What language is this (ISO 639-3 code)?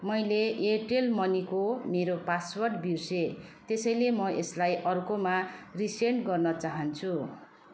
nep